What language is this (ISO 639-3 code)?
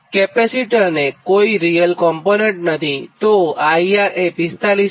guj